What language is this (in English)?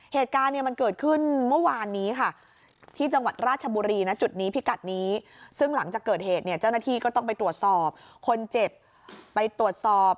Thai